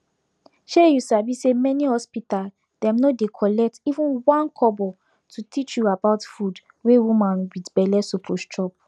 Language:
Nigerian Pidgin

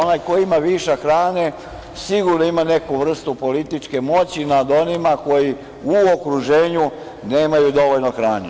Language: Serbian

